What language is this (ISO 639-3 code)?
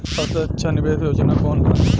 bho